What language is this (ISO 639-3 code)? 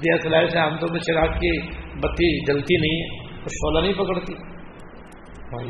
urd